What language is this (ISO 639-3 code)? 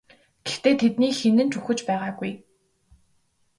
mon